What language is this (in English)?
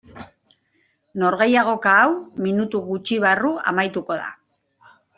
Basque